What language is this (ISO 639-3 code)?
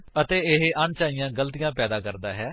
pan